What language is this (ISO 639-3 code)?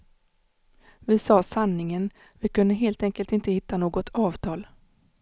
swe